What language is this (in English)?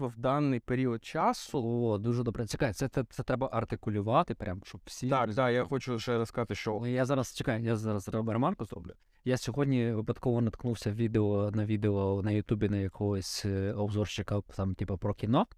Ukrainian